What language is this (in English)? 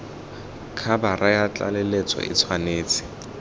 Tswana